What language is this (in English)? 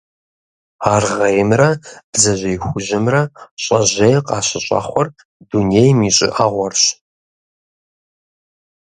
Kabardian